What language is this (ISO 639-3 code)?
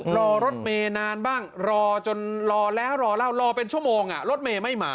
tha